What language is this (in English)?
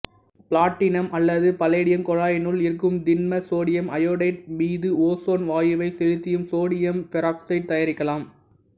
Tamil